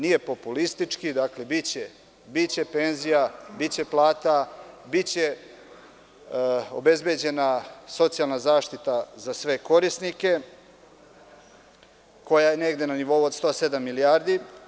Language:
Serbian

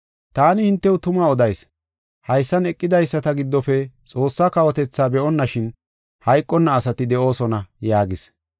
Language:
Gofa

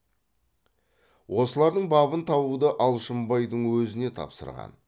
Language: Kazakh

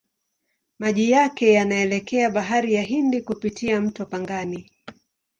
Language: Swahili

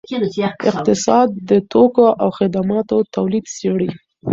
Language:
Pashto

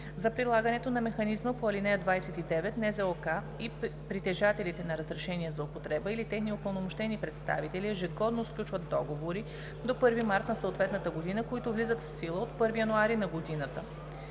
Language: Bulgarian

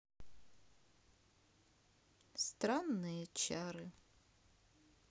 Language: Russian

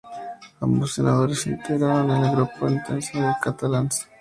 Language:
Spanish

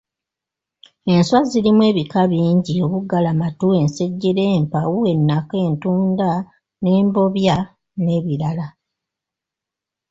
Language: Ganda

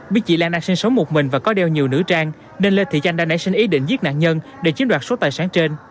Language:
Vietnamese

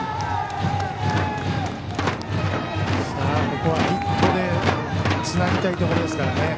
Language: Japanese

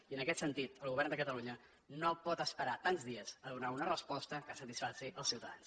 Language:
Catalan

